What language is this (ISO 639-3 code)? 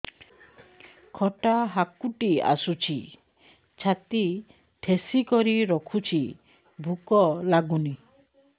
ori